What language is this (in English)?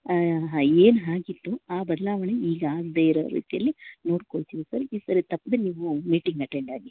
Kannada